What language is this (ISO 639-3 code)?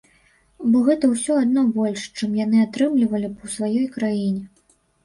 bel